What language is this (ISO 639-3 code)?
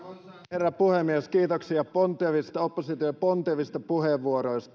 fin